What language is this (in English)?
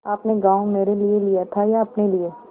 Hindi